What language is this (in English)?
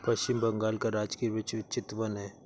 Hindi